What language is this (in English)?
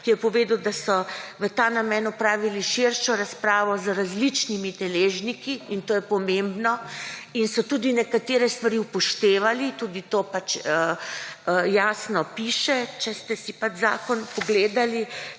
Slovenian